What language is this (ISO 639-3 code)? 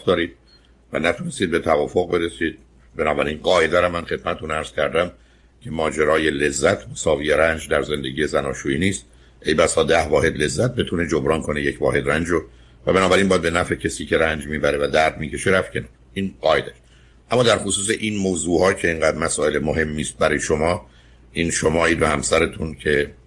fas